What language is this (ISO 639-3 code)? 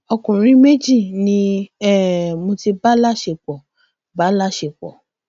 yor